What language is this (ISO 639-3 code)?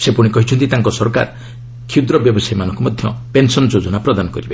ori